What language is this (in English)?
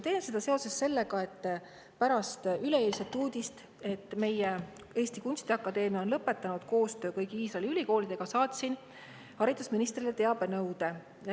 Estonian